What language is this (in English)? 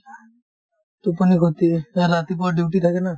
Assamese